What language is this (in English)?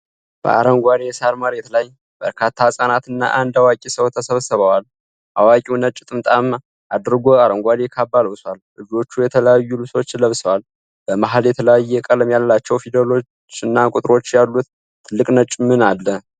Amharic